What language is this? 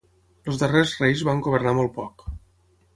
Catalan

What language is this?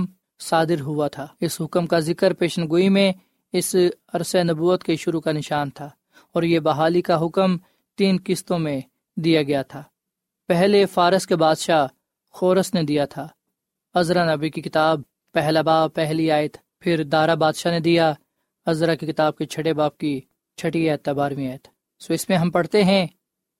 Urdu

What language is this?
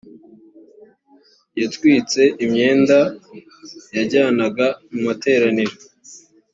Kinyarwanda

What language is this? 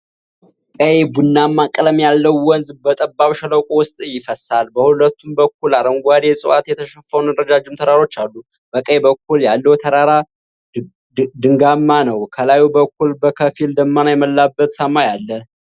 Amharic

